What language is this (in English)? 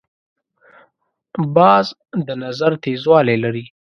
Pashto